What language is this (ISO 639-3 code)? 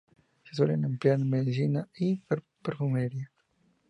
spa